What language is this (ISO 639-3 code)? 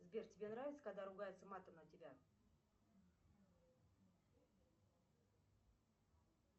rus